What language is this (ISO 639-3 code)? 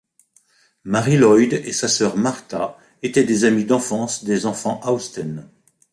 fra